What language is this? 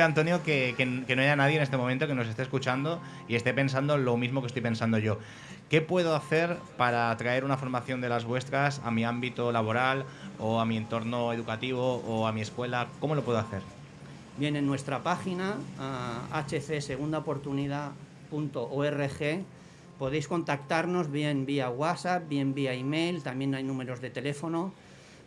Spanish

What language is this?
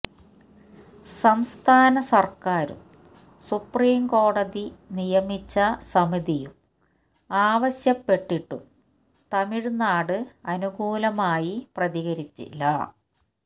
Malayalam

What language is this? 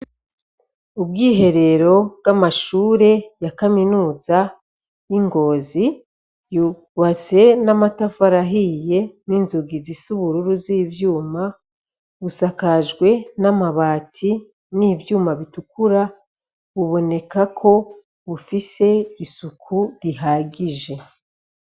Rundi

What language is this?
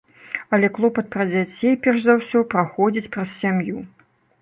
Belarusian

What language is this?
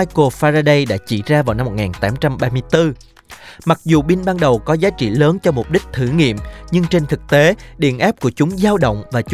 Vietnamese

